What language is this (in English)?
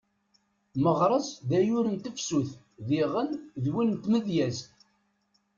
Kabyle